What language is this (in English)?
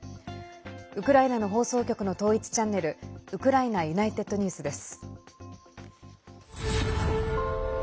Japanese